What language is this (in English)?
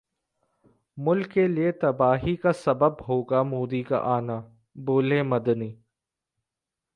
Hindi